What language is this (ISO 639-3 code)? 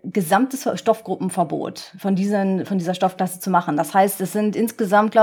deu